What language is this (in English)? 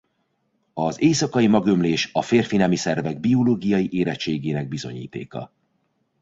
Hungarian